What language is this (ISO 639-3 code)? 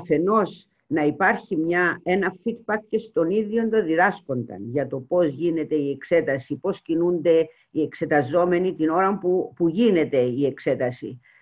ell